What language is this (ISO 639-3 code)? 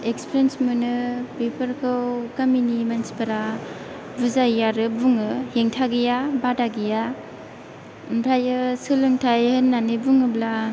brx